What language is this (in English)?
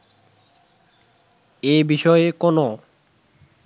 Bangla